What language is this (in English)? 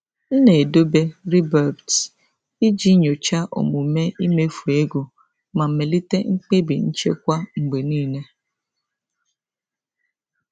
Igbo